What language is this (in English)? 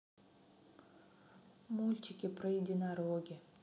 Russian